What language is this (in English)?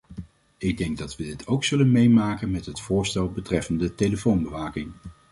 Dutch